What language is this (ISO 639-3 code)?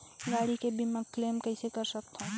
hne